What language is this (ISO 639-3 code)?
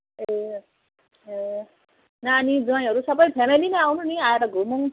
nep